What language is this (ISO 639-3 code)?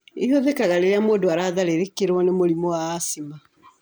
kik